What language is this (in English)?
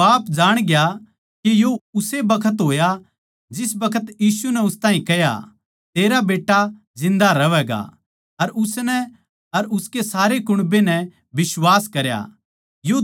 Haryanvi